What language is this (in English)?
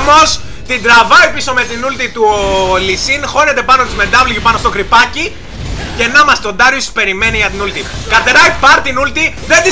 Greek